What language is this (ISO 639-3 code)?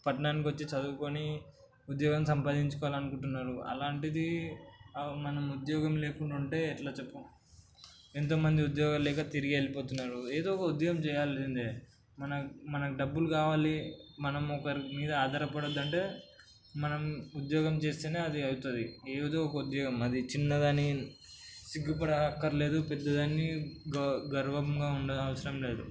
tel